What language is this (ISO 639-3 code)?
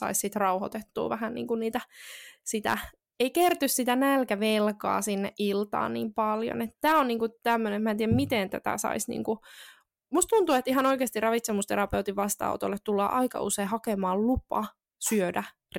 fin